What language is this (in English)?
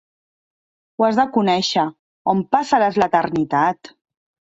Catalan